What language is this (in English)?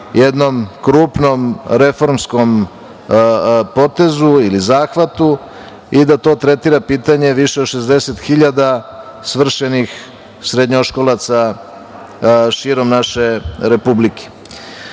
Serbian